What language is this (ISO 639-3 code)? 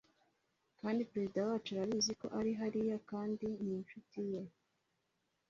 kin